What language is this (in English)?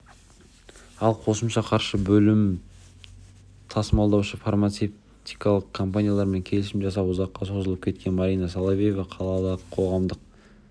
Kazakh